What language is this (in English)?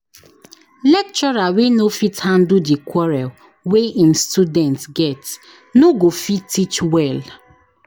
Nigerian Pidgin